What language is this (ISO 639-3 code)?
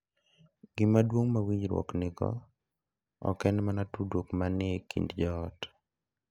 luo